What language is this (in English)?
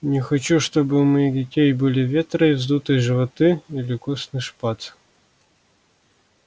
Russian